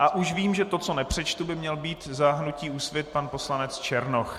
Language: Czech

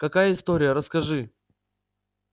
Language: Russian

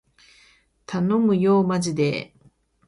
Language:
Japanese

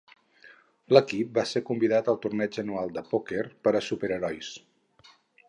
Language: Catalan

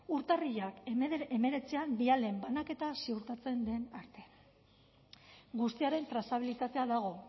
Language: Basque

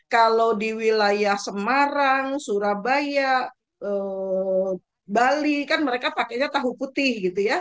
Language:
Indonesian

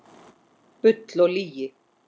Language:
Icelandic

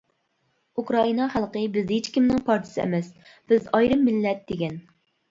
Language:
Uyghur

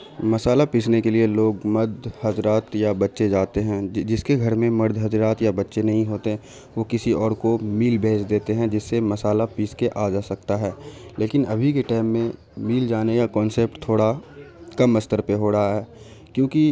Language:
Urdu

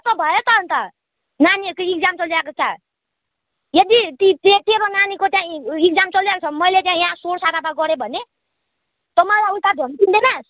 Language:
Nepali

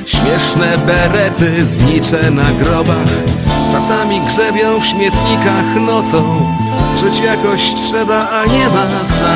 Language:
Polish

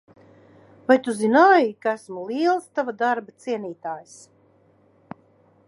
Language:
Latvian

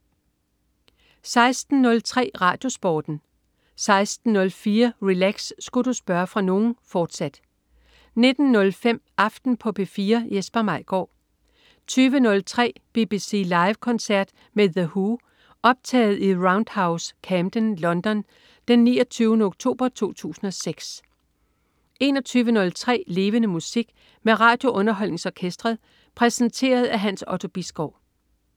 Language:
Danish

